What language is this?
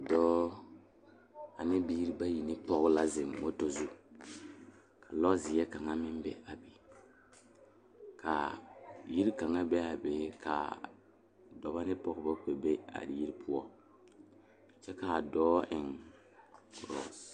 Southern Dagaare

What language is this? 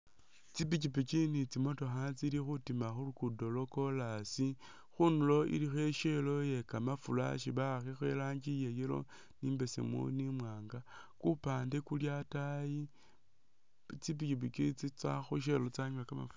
Masaaba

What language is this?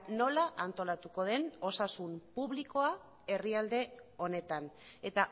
Basque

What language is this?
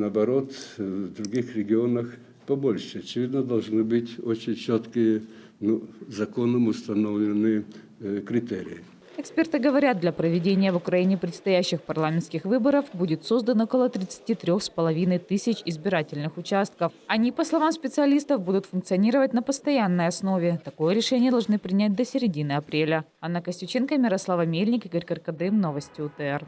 Russian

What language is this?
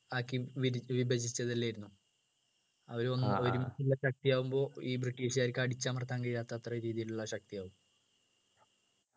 Malayalam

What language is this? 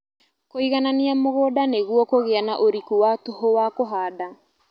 Kikuyu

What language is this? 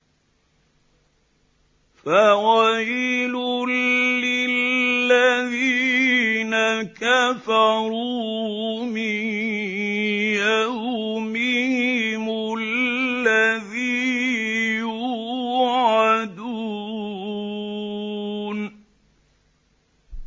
Arabic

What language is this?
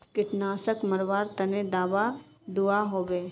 Magahi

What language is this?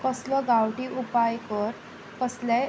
Konkani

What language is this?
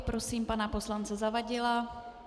Czech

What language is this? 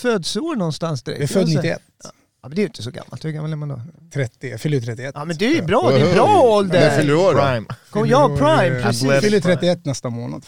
Swedish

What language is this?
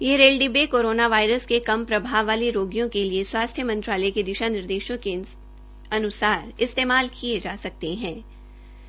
Hindi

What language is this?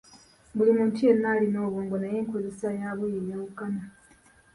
Ganda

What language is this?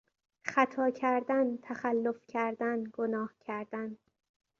Persian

